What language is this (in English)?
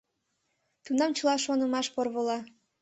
Mari